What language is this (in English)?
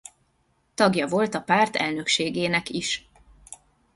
Hungarian